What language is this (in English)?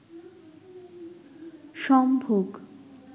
Bangla